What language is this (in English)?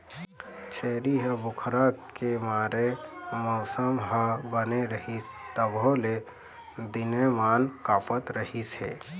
Chhattisgarhi